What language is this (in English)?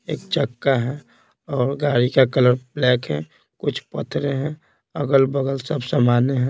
Hindi